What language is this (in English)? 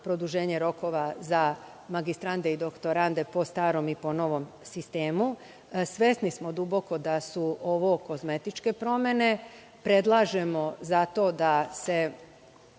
Serbian